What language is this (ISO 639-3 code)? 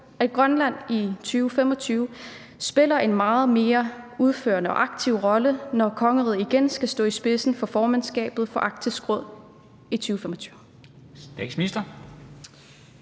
dan